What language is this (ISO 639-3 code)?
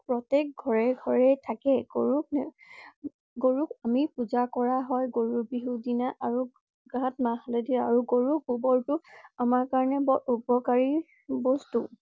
asm